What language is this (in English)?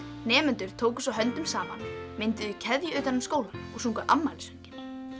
Icelandic